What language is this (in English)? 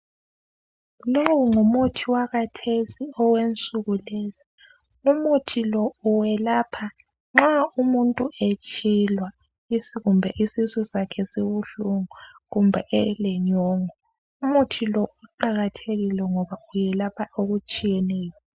North Ndebele